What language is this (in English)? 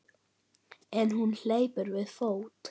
Icelandic